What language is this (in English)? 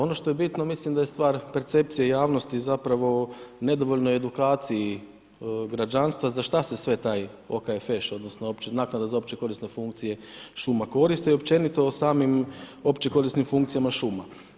Croatian